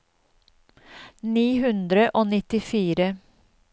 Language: Norwegian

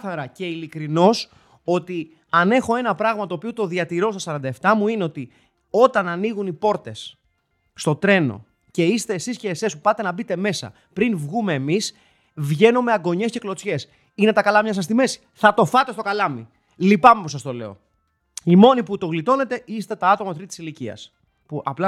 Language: Greek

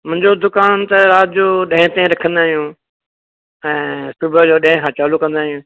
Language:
Sindhi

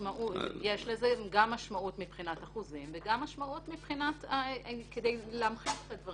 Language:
Hebrew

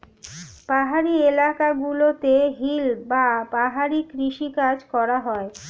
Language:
Bangla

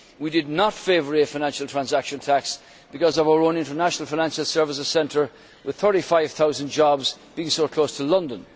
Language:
English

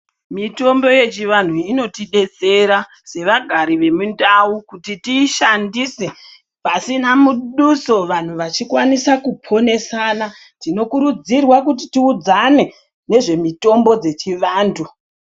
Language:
Ndau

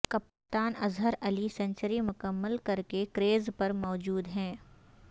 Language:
Urdu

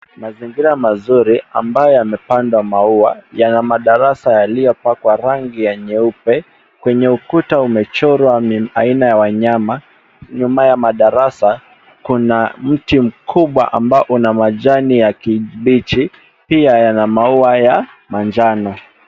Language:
Swahili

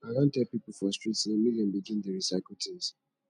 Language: Nigerian Pidgin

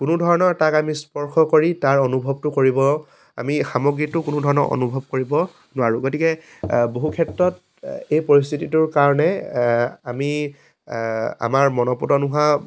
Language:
Assamese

